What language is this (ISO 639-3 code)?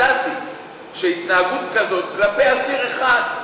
heb